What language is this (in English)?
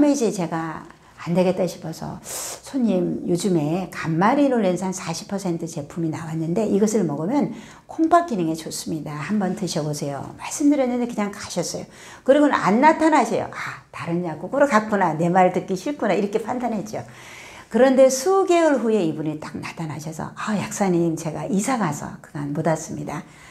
Korean